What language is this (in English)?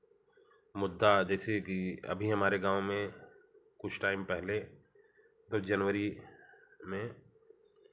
Hindi